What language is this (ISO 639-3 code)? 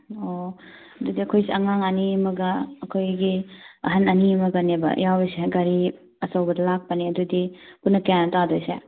mni